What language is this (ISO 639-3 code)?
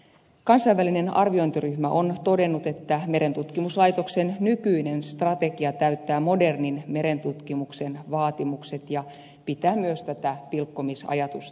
fin